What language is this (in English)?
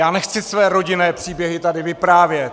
Czech